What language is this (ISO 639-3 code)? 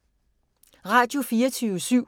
dan